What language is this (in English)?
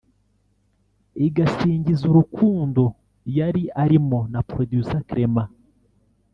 Kinyarwanda